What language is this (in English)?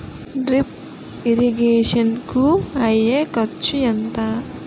Telugu